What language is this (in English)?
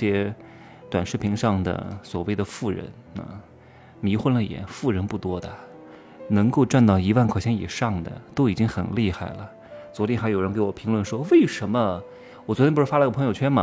Chinese